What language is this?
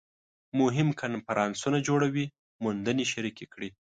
Pashto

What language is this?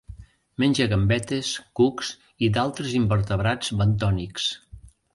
Catalan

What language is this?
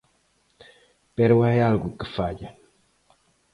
Galician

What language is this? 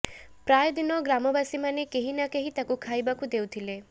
Odia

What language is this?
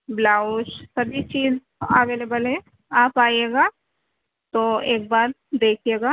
Urdu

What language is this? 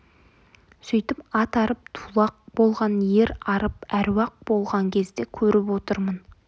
Kazakh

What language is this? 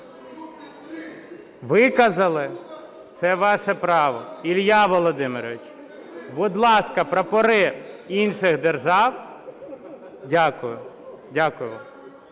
Ukrainian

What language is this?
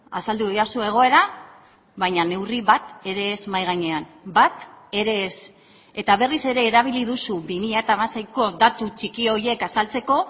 Basque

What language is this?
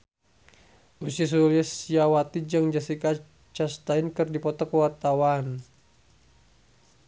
Sundanese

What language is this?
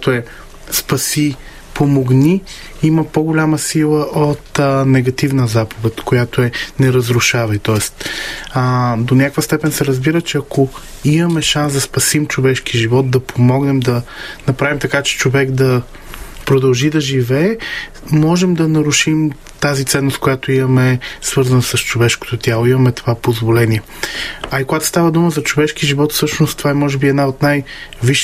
Bulgarian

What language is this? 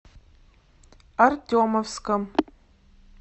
Russian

